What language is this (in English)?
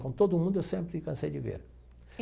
Portuguese